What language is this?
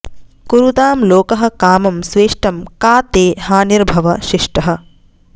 Sanskrit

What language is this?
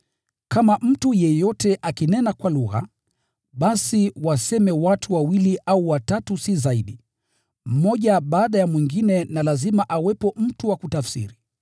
Swahili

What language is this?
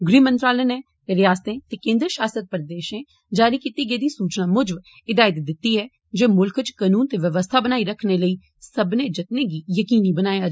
Dogri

